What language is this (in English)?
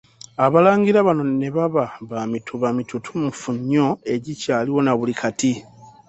Ganda